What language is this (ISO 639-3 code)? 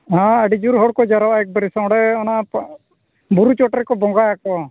sat